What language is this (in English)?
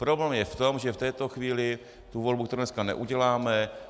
Czech